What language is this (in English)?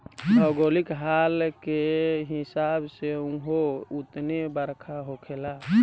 Bhojpuri